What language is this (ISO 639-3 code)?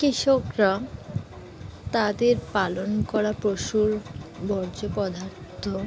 ben